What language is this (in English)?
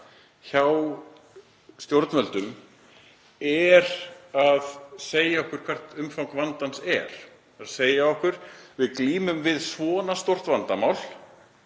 Icelandic